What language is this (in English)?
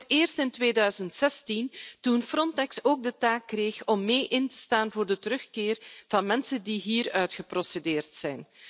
Dutch